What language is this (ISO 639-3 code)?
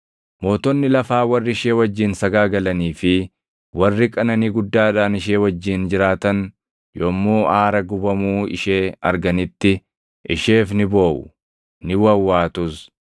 orm